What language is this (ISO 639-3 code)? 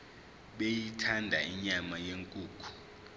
zul